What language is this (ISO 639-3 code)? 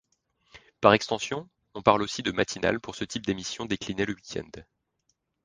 fra